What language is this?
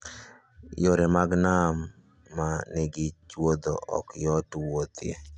Luo (Kenya and Tanzania)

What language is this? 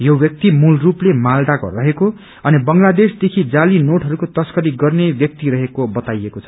Nepali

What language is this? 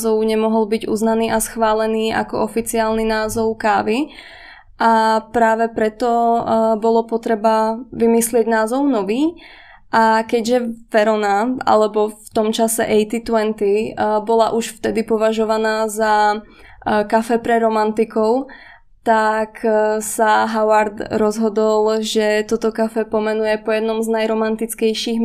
Czech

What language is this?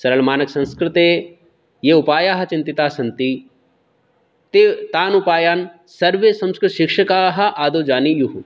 Sanskrit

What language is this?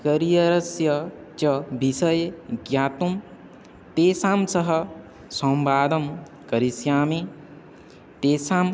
Sanskrit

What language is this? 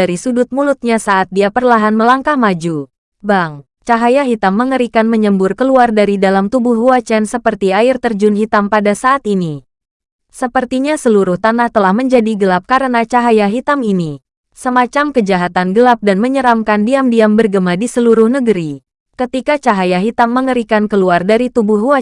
Indonesian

